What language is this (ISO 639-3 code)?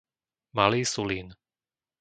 slk